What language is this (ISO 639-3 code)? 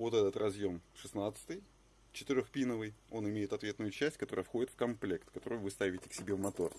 rus